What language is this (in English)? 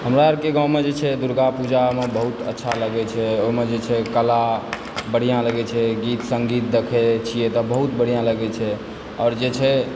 Maithili